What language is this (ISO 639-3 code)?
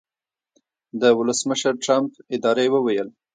pus